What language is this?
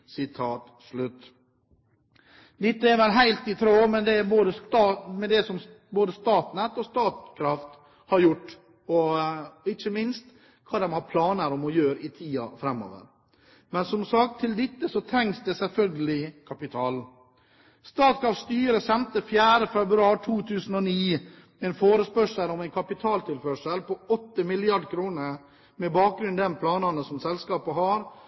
Norwegian Bokmål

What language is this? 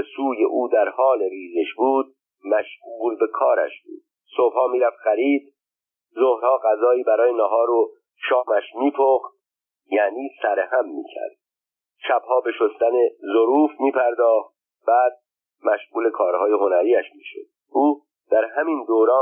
Persian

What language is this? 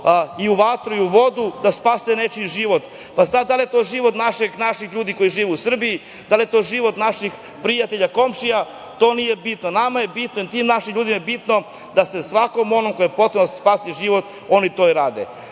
Serbian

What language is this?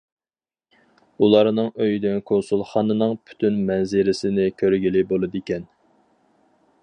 Uyghur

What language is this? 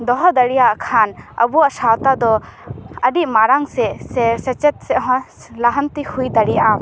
Santali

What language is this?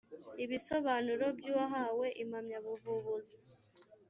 Kinyarwanda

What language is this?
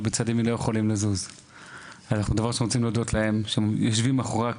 Hebrew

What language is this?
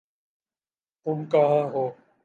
Urdu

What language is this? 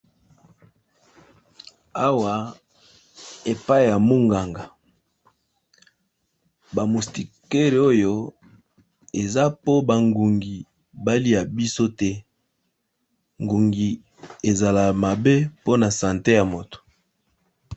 Lingala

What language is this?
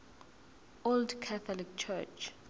Zulu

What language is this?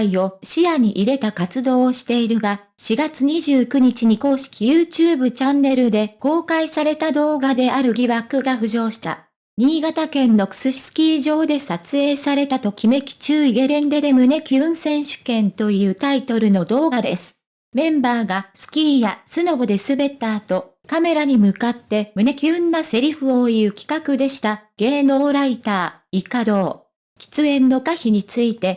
Japanese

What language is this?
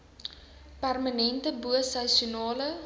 Afrikaans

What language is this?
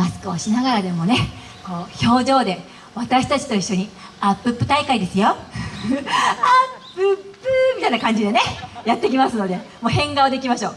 Japanese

